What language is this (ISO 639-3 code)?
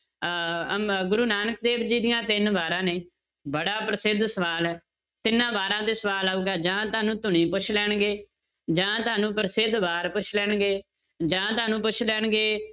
pan